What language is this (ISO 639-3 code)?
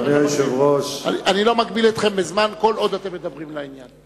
heb